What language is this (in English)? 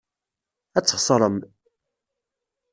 Kabyle